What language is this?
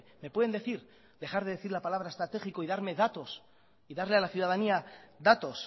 Spanish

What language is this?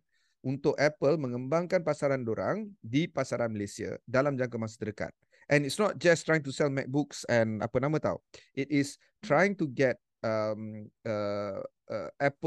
Malay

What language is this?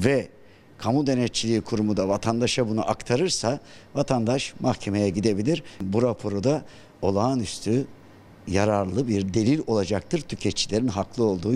Turkish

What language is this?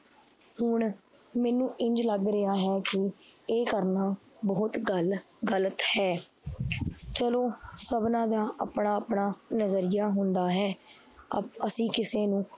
Punjabi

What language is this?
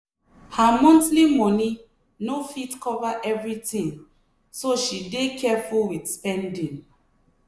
Nigerian Pidgin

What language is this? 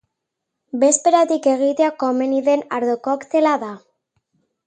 Basque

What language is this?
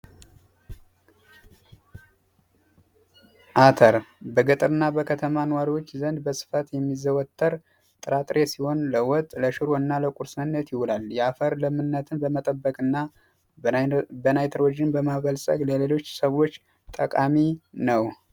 Amharic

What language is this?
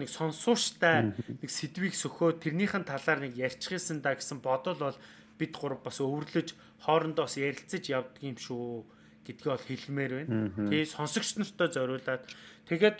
Turkish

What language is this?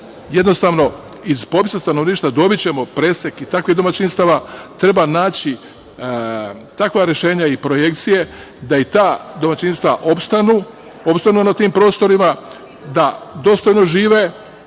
Serbian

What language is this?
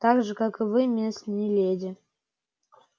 Russian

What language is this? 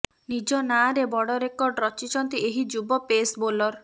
Odia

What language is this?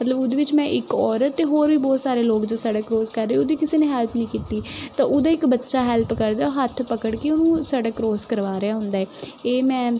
Punjabi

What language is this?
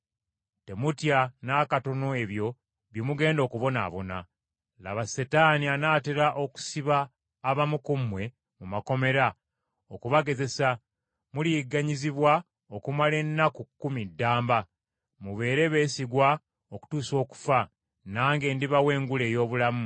Ganda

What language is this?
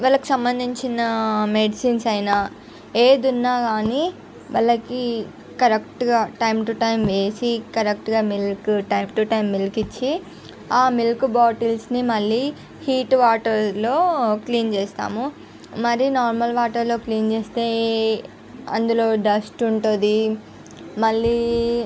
Telugu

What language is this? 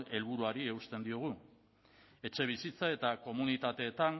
Basque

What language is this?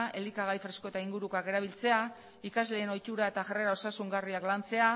Basque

